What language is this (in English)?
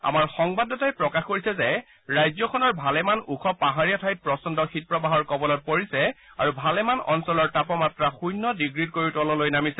Assamese